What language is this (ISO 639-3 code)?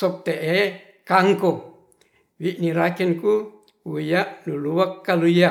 rth